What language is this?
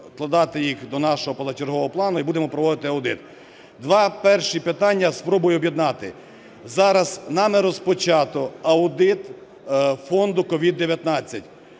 Ukrainian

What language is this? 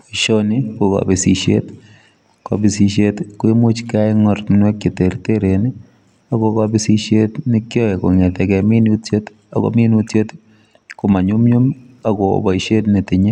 Kalenjin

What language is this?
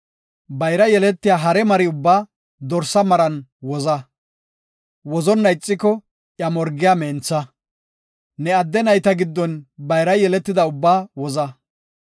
Gofa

